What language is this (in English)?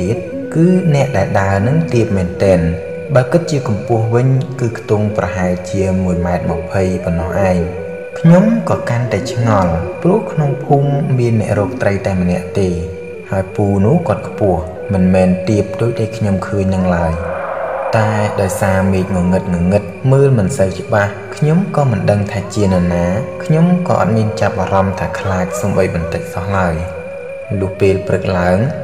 Thai